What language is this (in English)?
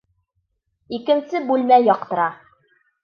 Bashkir